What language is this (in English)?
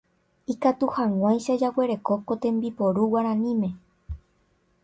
Guarani